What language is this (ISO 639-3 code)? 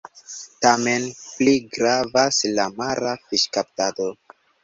epo